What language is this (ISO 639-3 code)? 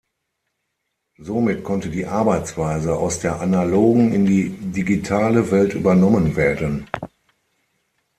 deu